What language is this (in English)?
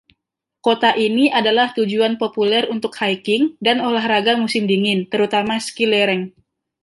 Indonesian